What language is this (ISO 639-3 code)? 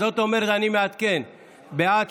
heb